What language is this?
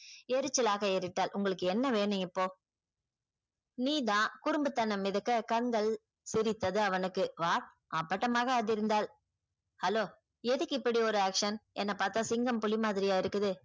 Tamil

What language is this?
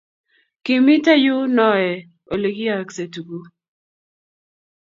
Kalenjin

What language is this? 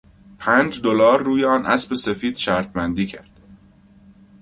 Persian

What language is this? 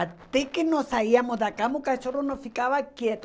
Portuguese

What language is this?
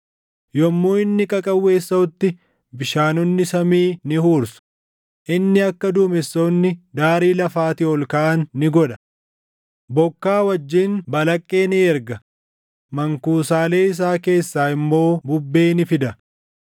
Oromo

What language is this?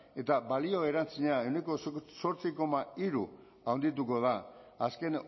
Basque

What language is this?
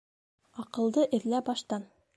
Bashkir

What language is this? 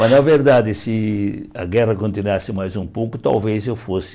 Portuguese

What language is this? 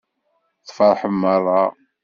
Kabyle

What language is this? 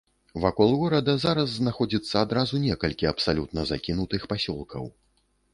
Belarusian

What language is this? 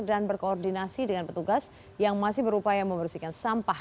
Indonesian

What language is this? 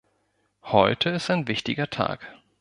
German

